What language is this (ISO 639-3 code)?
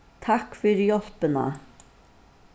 fao